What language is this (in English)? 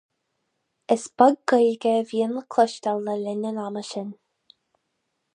Irish